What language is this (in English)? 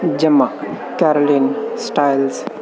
Punjabi